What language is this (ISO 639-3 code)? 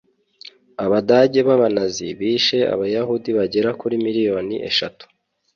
kin